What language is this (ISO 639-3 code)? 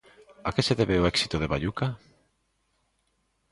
glg